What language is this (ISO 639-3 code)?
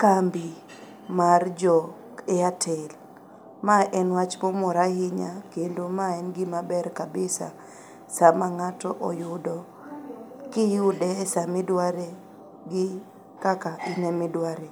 luo